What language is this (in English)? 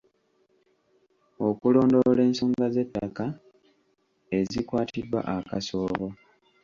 Ganda